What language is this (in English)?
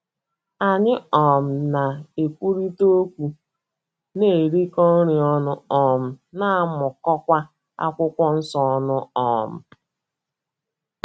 Igbo